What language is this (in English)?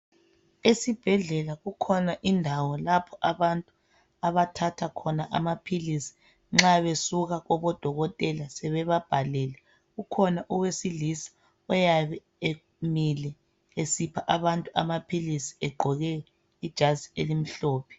North Ndebele